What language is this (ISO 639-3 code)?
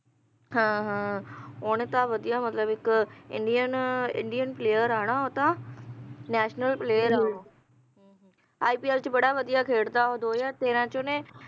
pan